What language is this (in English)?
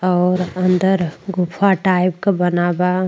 Bhojpuri